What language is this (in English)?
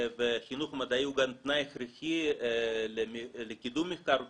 Hebrew